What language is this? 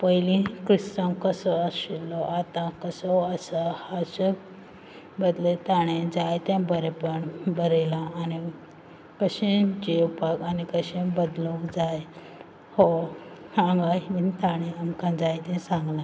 Konkani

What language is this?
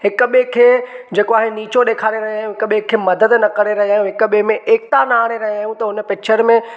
Sindhi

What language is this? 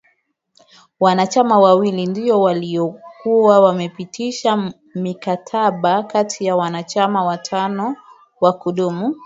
Swahili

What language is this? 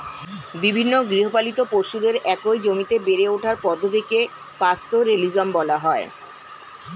Bangla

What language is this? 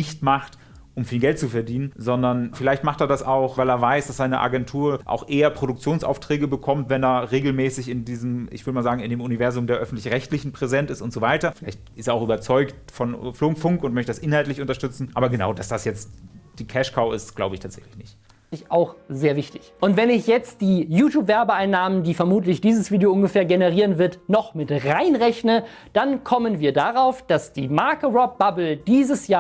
German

